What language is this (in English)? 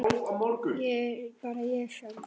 Icelandic